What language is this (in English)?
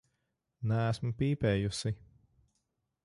Latvian